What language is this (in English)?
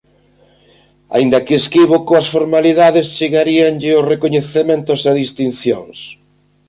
Galician